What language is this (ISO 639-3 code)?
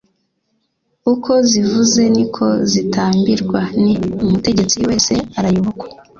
kin